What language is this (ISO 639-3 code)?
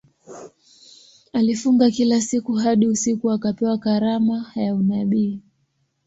swa